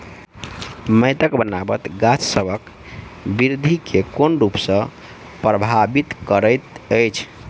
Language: Maithili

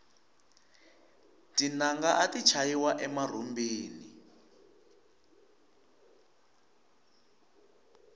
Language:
Tsonga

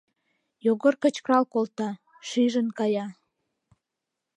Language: Mari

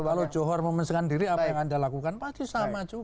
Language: Indonesian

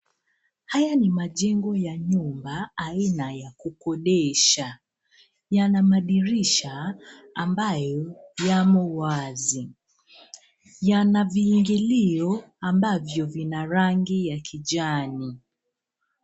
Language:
Swahili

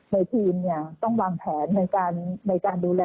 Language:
Thai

